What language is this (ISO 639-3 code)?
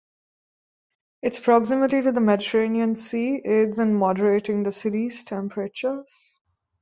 eng